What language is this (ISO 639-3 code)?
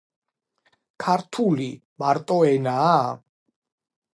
kat